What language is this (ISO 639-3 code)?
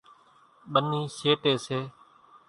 gjk